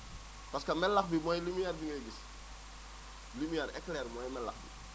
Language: Wolof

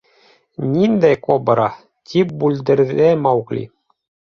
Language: Bashkir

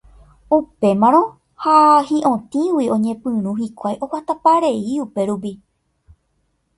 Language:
Guarani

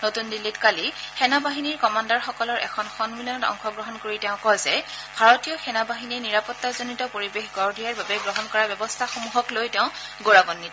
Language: Assamese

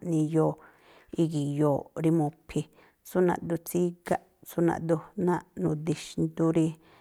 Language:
Tlacoapa Me'phaa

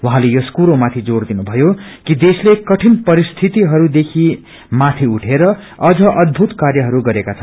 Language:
Nepali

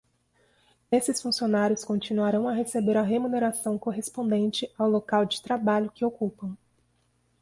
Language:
Portuguese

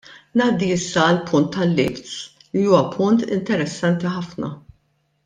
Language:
Maltese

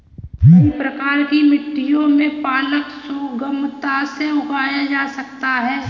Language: Hindi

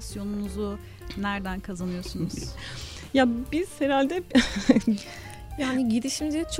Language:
Turkish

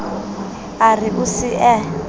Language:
Southern Sotho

